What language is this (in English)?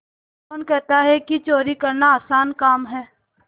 Hindi